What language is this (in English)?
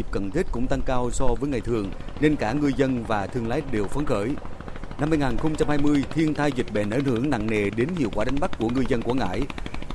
Vietnamese